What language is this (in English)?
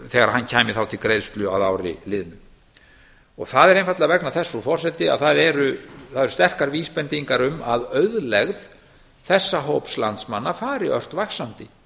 Icelandic